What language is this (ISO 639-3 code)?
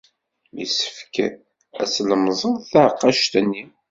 kab